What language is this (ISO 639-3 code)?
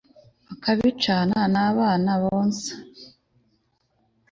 kin